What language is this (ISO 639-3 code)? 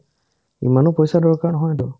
asm